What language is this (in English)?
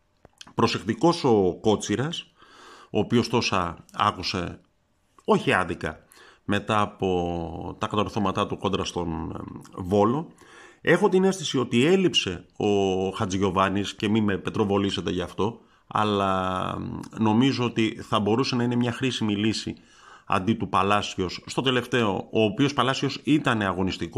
Greek